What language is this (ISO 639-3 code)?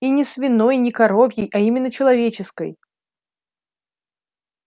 rus